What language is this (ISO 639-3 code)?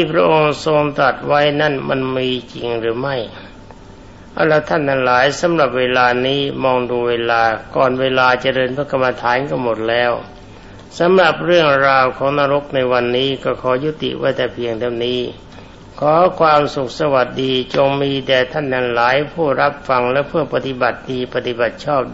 tha